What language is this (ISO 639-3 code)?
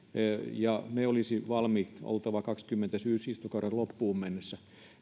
fin